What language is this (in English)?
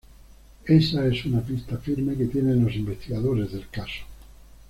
Spanish